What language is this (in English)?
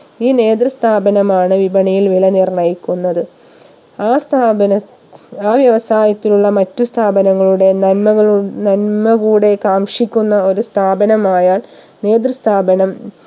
Malayalam